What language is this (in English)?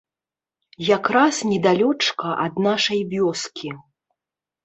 Belarusian